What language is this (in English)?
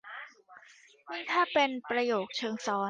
Thai